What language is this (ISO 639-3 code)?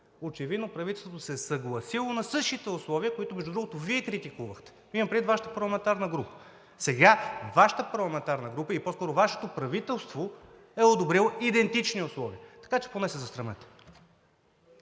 bul